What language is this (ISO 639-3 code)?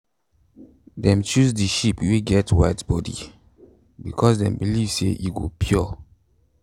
pcm